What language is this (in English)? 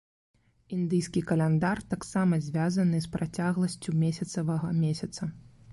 Belarusian